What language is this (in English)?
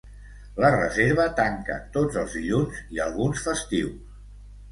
Catalan